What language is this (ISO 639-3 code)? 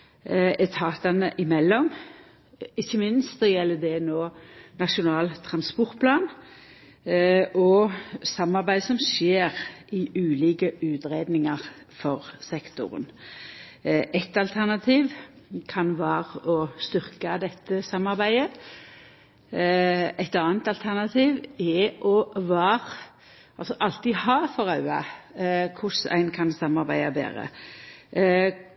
nno